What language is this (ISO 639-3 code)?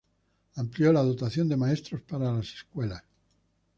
spa